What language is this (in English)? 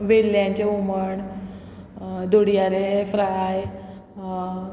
Konkani